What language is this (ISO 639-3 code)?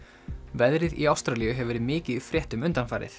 isl